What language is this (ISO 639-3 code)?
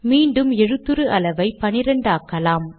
tam